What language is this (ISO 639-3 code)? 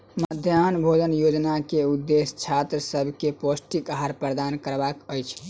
mai